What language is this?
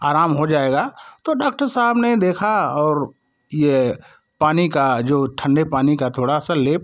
Hindi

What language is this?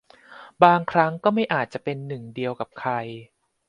Thai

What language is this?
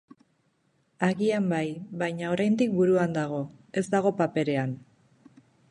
Basque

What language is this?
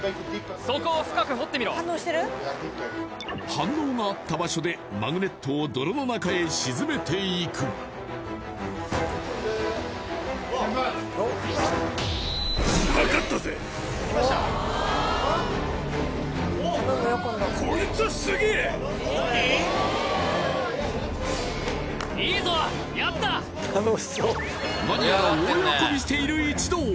Japanese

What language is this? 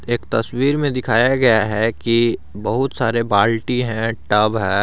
Hindi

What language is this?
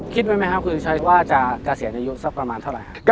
Thai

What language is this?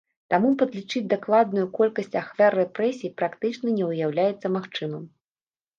Belarusian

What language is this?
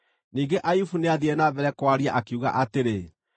Kikuyu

